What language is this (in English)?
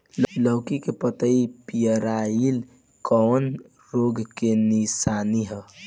Bhojpuri